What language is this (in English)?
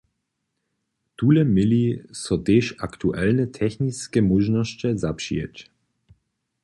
Upper Sorbian